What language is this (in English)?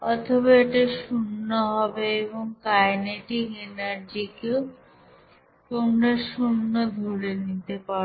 Bangla